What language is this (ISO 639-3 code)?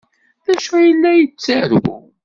kab